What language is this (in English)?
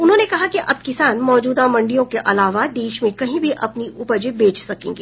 Hindi